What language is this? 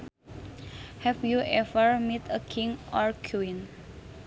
Sundanese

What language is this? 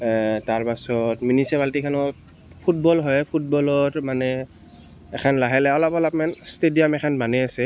Assamese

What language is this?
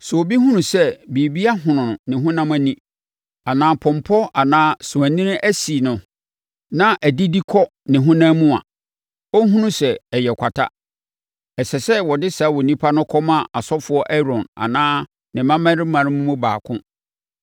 Akan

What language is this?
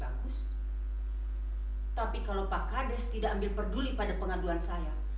Indonesian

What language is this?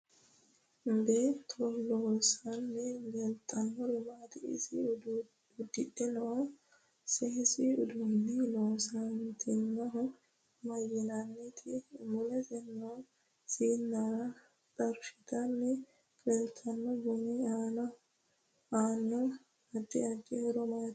Sidamo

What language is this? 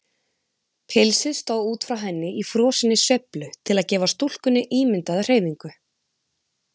Icelandic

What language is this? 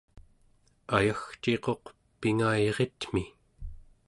Central Yupik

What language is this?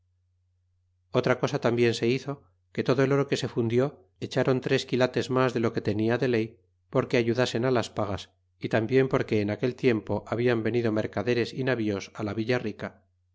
Spanish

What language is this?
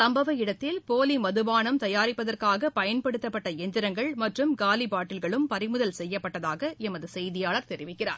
Tamil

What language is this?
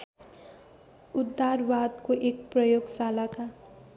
Nepali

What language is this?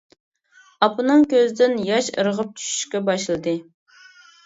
Uyghur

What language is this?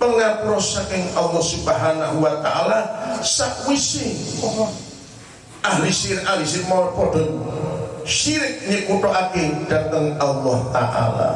Indonesian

